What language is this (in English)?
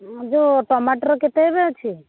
Odia